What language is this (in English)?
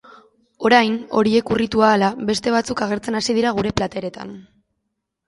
Basque